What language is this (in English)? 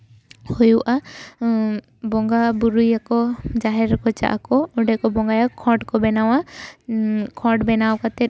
Santali